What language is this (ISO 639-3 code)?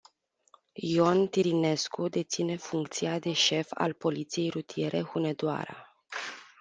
ron